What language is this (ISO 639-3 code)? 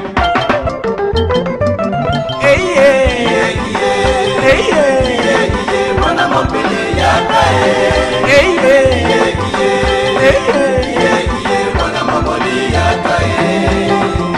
fra